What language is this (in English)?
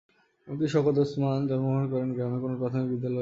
Bangla